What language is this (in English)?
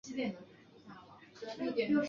Chinese